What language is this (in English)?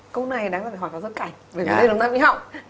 Vietnamese